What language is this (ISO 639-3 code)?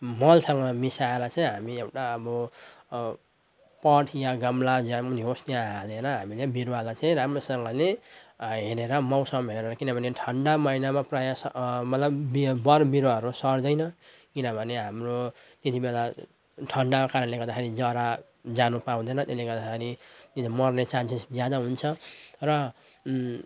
nep